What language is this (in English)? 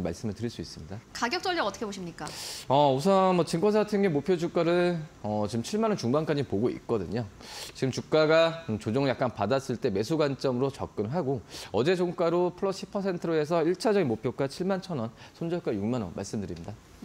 Korean